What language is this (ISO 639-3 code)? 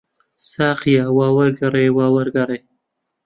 ckb